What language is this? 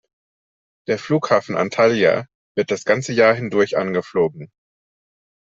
German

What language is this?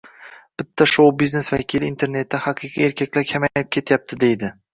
Uzbek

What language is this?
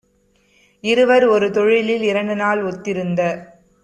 Tamil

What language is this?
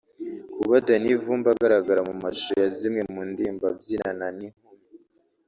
Kinyarwanda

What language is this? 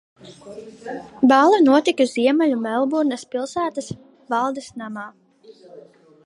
Latvian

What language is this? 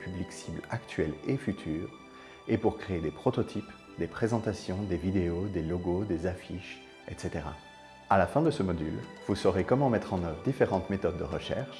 French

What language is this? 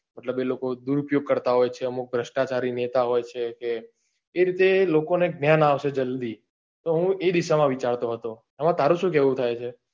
Gujarati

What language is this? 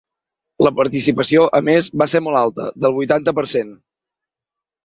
Catalan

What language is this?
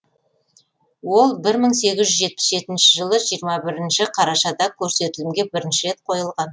Kazakh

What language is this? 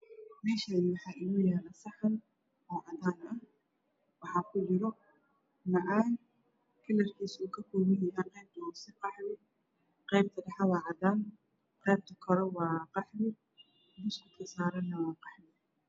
Somali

